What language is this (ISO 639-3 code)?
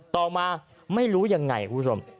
tha